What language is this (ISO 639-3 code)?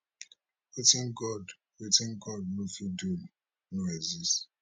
pcm